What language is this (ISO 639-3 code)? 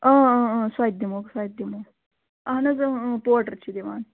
kas